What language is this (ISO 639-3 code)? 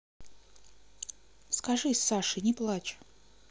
rus